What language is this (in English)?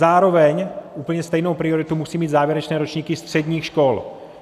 Czech